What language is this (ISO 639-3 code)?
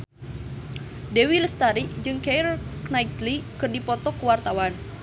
sun